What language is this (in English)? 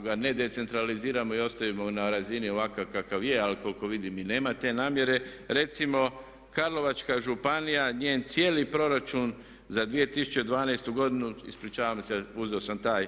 Croatian